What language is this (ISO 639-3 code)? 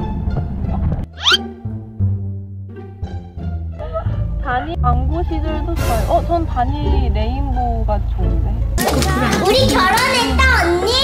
kor